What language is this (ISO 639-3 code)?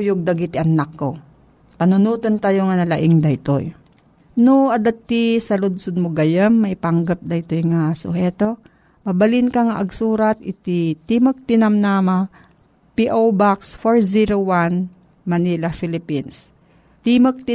fil